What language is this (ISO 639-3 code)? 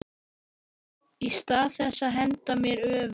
isl